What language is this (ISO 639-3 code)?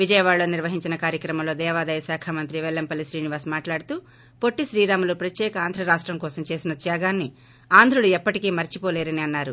tel